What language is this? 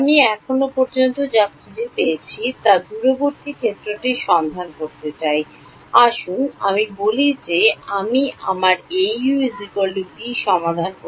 Bangla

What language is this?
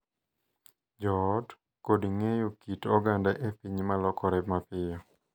Luo (Kenya and Tanzania)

